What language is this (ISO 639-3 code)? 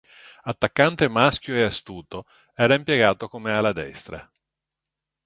ita